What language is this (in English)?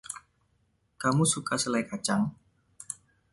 Indonesian